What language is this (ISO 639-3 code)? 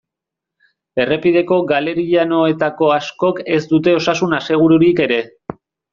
eus